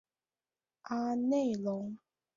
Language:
Chinese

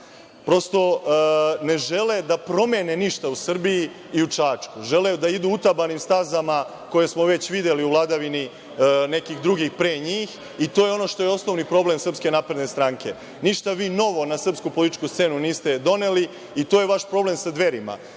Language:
Serbian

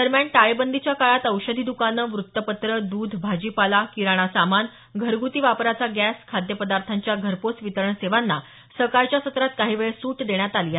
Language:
Marathi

